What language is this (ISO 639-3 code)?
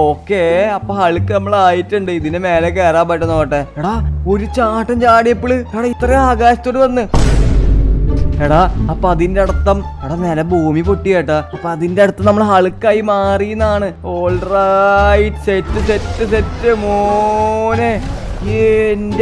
tha